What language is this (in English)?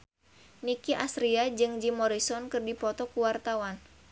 Sundanese